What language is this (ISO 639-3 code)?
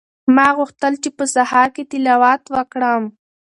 pus